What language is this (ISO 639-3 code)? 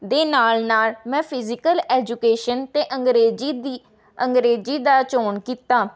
pan